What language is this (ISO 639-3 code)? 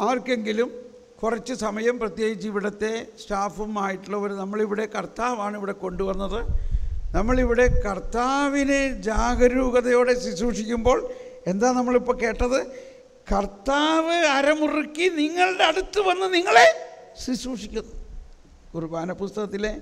mal